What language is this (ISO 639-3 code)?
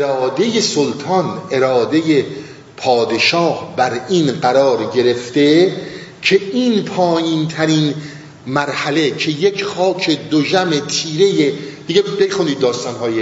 fas